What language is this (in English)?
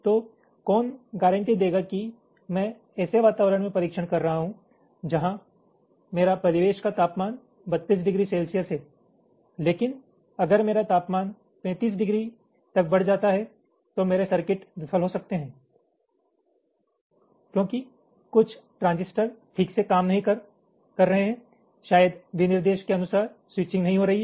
Hindi